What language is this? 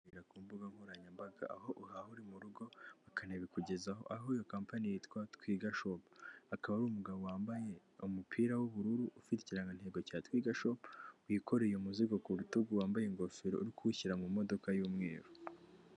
Kinyarwanda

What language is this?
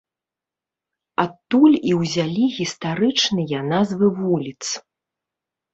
Belarusian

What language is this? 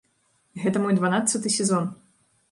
Belarusian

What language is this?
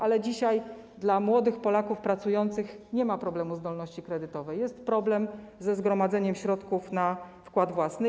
Polish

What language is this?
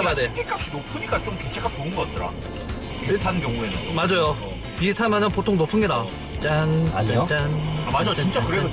Korean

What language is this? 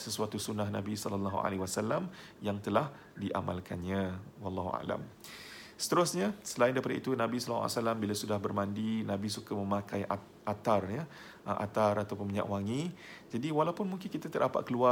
Malay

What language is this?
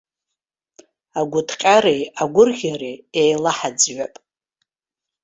Abkhazian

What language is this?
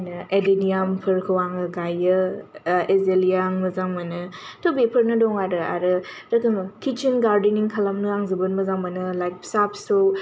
Bodo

